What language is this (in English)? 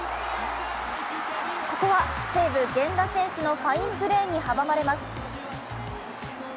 Japanese